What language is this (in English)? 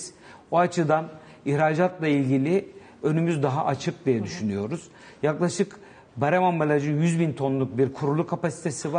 Turkish